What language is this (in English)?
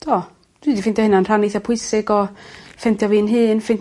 Welsh